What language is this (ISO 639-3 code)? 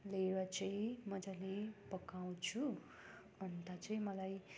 nep